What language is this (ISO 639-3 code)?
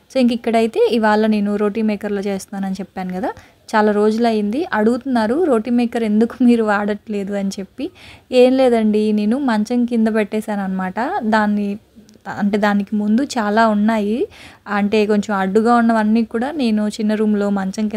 tel